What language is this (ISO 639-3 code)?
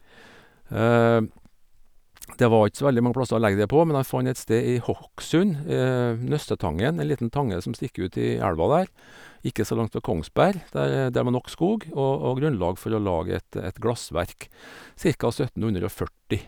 nor